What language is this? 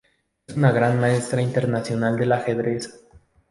Spanish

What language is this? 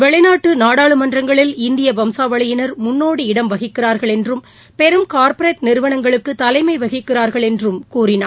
Tamil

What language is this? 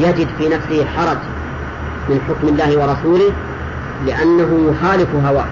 Arabic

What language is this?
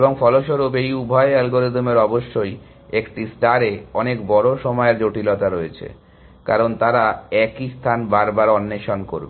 Bangla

